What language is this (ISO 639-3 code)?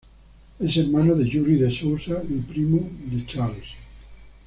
spa